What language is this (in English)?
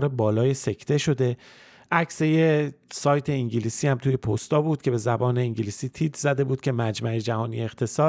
Persian